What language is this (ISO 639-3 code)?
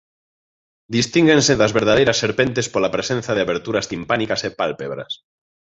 glg